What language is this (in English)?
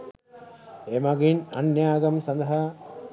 Sinhala